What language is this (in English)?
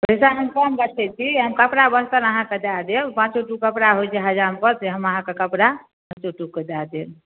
Maithili